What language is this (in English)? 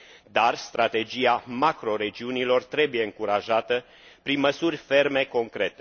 Romanian